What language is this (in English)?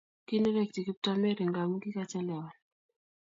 Kalenjin